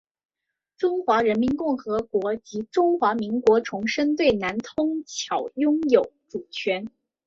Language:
Chinese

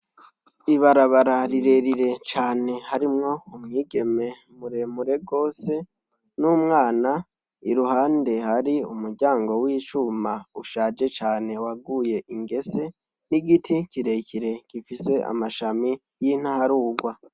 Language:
Rundi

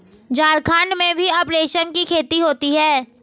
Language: Hindi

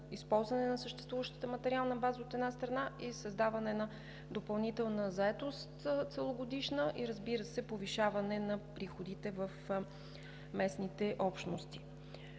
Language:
Bulgarian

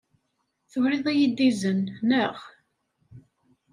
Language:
Kabyle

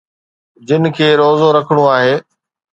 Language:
Sindhi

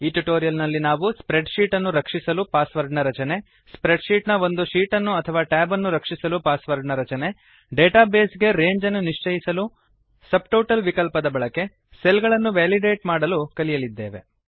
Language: Kannada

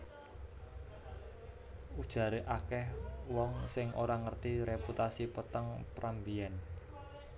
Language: Javanese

